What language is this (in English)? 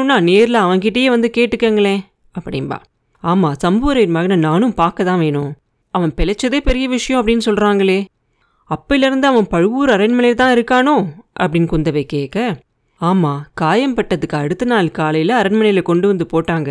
Tamil